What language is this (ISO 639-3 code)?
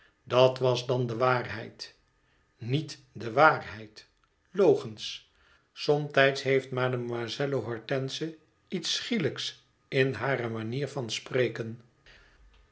nld